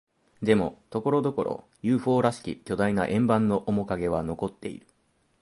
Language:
Japanese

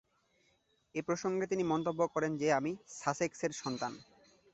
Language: Bangla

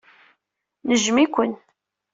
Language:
Kabyle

